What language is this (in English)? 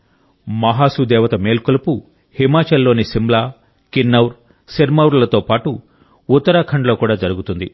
Telugu